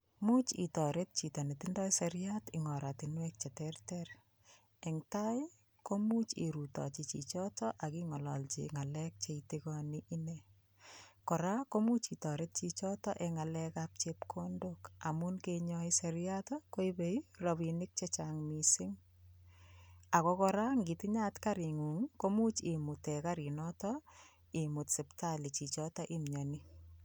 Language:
Kalenjin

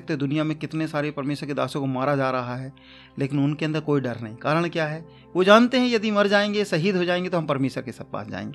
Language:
Hindi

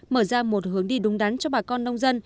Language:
Vietnamese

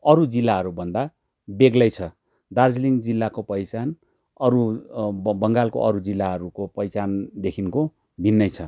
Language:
Nepali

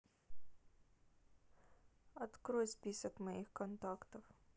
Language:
Russian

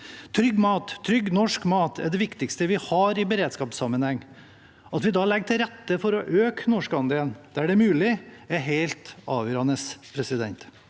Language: Norwegian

